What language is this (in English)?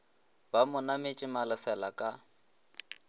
Northern Sotho